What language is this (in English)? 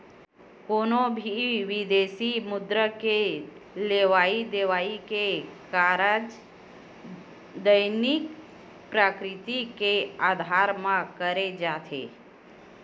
Chhattisgarhi